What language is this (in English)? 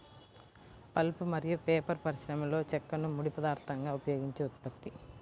Telugu